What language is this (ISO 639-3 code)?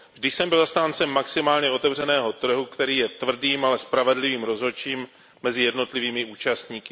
ces